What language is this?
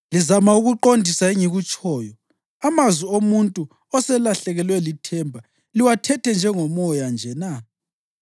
North Ndebele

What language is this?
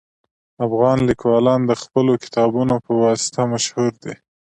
Pashto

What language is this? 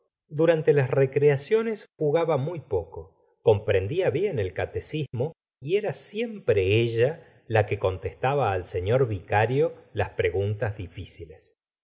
Spanish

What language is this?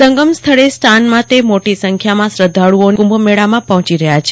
Gujarati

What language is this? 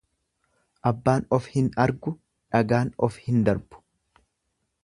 Oromo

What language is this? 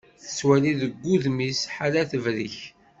Kabyle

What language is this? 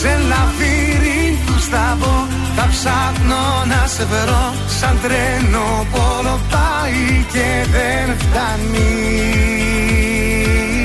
Greek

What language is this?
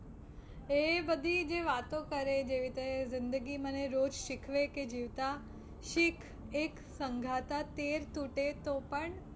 Gujarati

